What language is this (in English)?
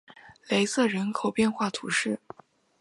Chinese